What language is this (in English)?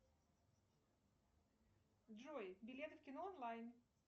Russian